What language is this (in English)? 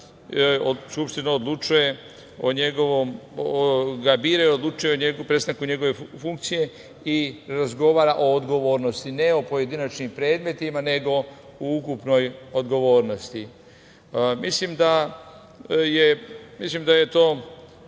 Serbian